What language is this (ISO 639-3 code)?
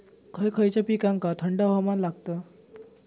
mar